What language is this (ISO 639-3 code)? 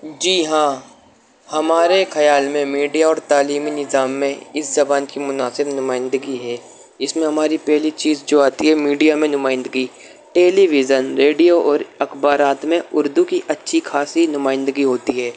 urd